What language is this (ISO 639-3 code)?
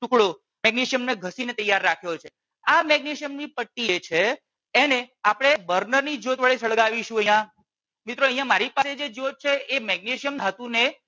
guj